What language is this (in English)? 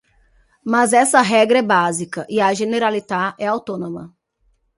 Portuguese